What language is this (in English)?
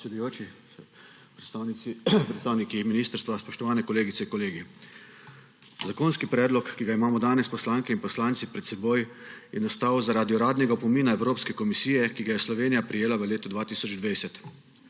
Slovenian